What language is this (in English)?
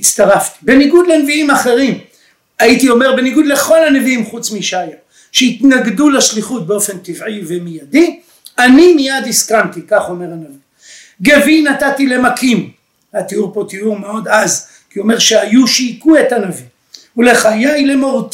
Hebrew